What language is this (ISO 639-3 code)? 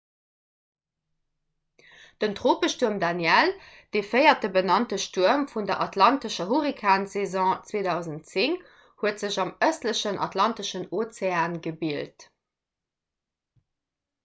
ltz